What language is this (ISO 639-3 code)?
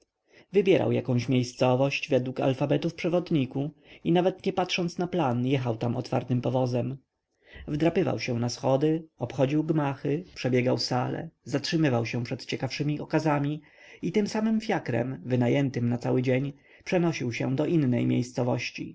pol